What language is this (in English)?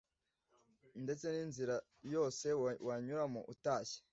Kinyarwanda